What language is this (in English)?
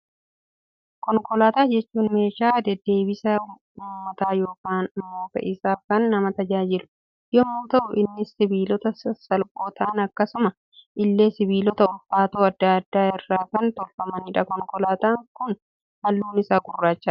Oromo